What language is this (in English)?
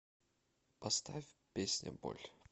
Russian